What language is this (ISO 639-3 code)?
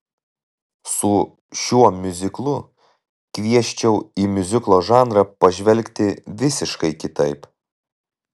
lit